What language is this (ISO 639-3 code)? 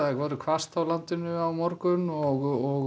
isl